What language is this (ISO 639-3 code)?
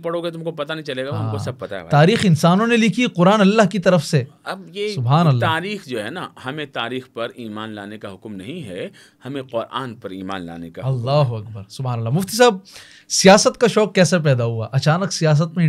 hin